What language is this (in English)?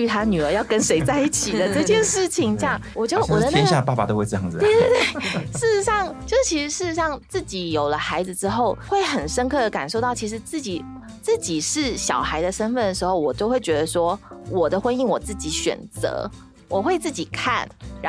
Chinese